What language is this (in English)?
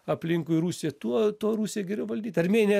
Lithuanian